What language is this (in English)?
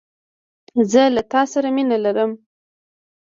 Pashto